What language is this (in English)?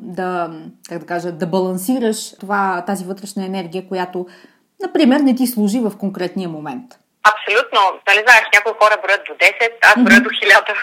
Bulgarian